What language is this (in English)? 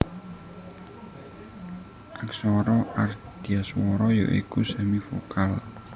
Javanese